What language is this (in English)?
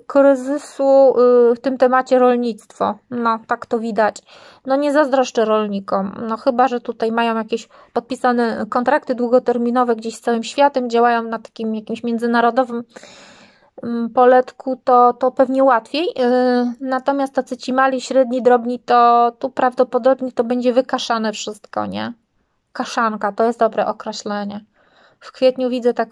Polish